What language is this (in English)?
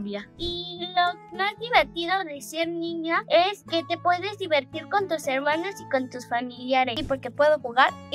Spanish